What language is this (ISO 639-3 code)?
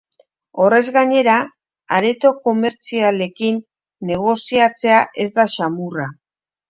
eus